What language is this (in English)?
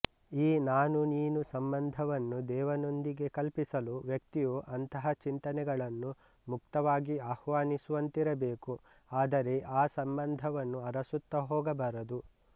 Kannada